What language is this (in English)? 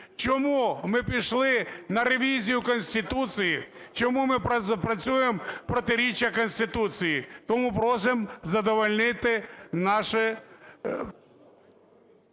Ukrainian